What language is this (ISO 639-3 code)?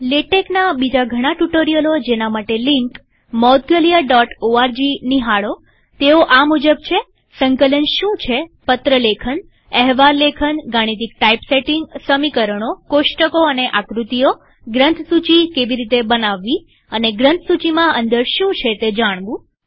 guj